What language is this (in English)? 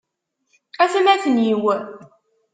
Kabyle